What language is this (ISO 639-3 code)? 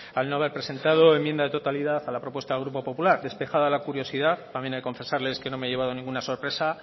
spa